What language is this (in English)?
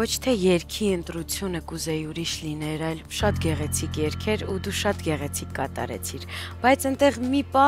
Romanian